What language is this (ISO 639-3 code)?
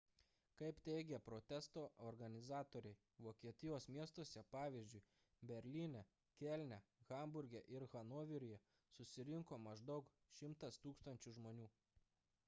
lit